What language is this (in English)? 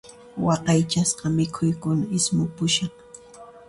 Puno Quechua